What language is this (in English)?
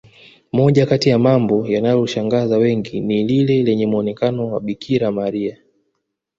Swahili